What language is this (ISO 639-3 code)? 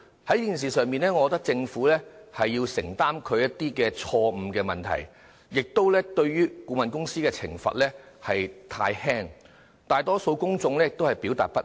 yue